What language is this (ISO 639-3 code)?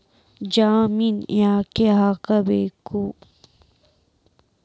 kan